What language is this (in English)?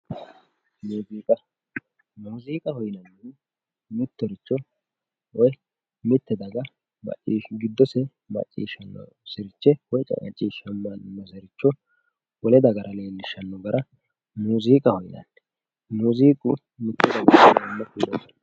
Sidamo